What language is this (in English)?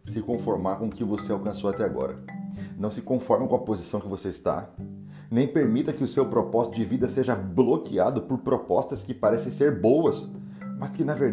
Portuguese